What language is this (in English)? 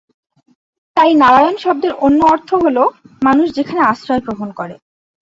Bangla